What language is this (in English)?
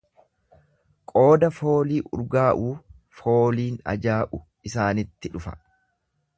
Oromo